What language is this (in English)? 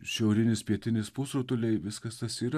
Lithuanian